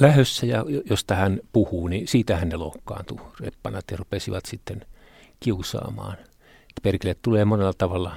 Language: Finnish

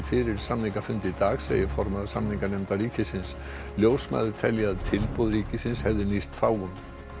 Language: Icelandic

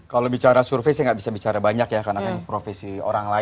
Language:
Indonesian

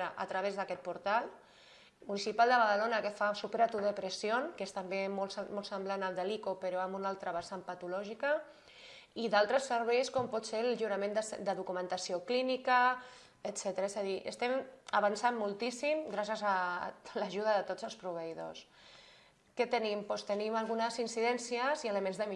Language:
Spanish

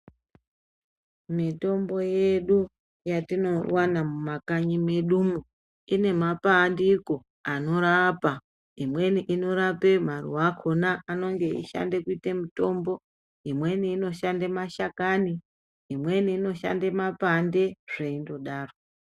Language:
Ndau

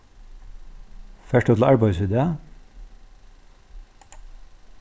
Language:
Faroese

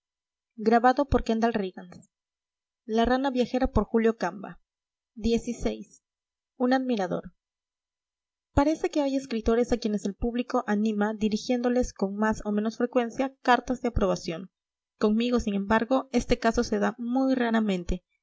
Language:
Spanish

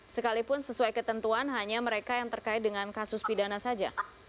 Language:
Indonesian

